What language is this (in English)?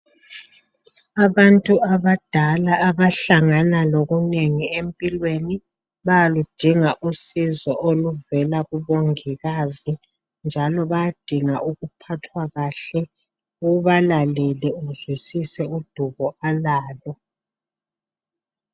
North Ndebele